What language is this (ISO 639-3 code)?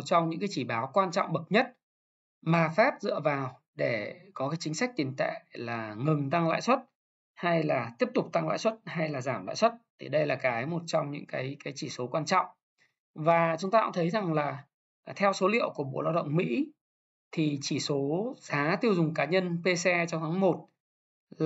vie